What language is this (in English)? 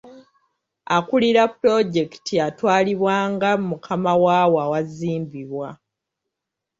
Ganda